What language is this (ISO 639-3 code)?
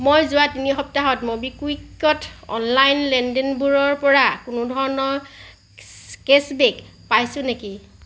asm